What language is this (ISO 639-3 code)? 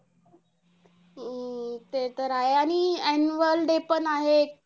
mar